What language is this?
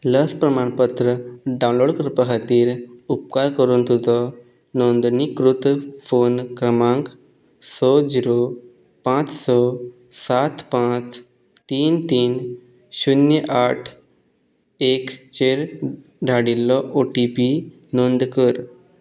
Konkani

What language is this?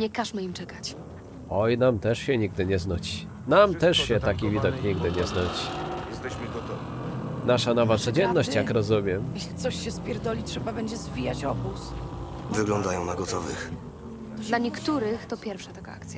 Polish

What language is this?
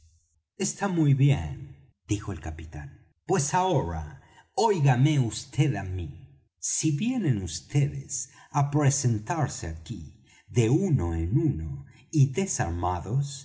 Spanish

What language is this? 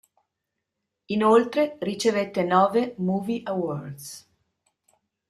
Italian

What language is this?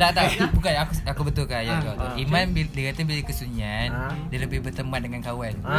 Malay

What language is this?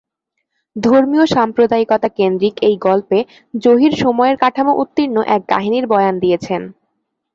Bangla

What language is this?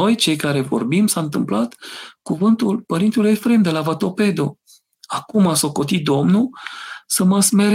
Romanian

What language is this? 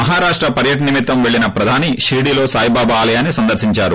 Telugu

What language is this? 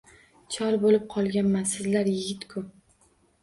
Uzbek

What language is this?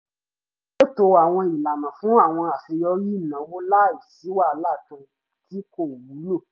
Yoruba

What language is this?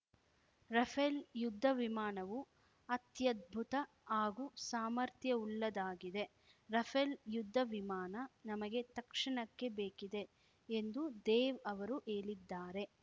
Kannada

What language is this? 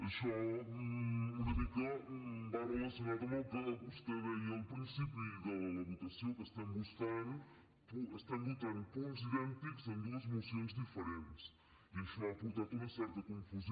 Catalan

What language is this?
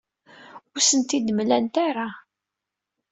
Kabyle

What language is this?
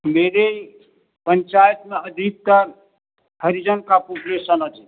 Hindi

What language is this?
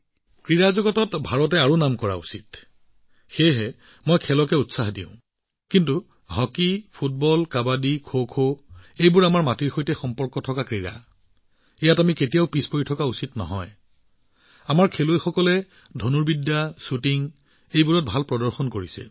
Assamese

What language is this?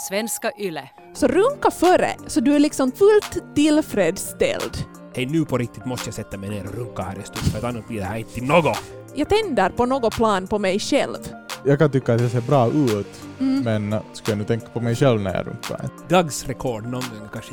Swedish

